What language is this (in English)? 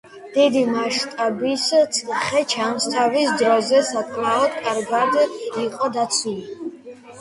Georgian